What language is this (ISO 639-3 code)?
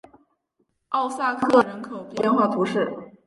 zho